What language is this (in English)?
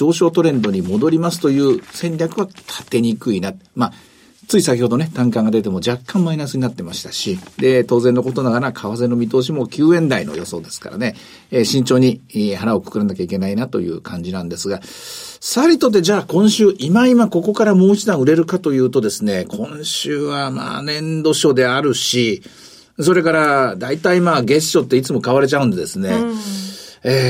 Japanese